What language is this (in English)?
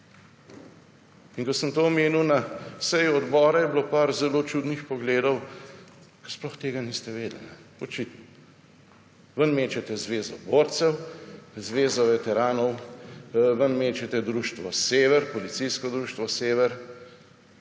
Slovenian